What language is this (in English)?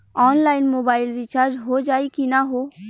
Bhojpuri